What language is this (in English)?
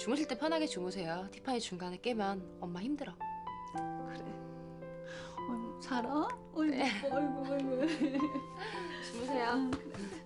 Korean